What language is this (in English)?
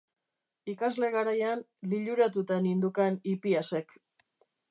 Basque